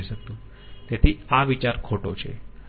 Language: Gujarati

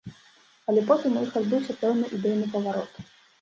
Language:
Belarusian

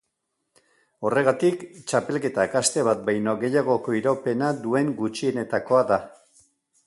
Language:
Basque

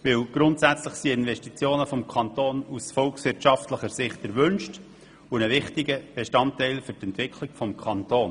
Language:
Swiss German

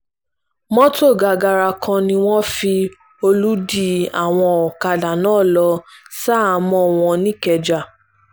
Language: Yoruba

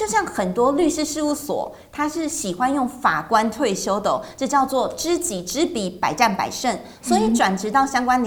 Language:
Chinese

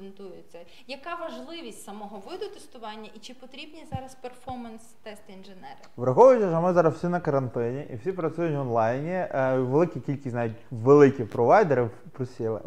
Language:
Ukrainian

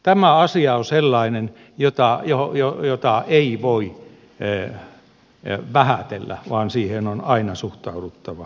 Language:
Finnish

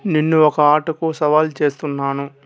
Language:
Telugu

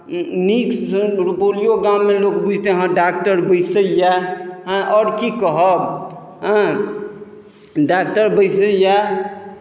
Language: Maithili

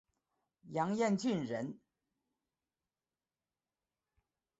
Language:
Chinese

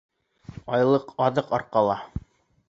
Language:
Bashkir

